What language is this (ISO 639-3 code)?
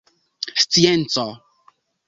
epo